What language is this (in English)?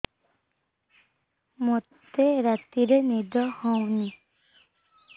Odia